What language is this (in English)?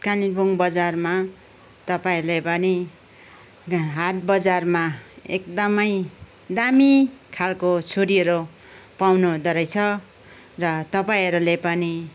Nepali